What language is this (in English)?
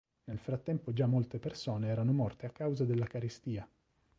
Italian